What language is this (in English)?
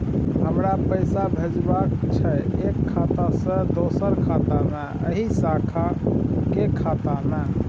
Maithili